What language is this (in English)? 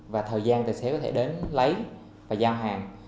Vietnamese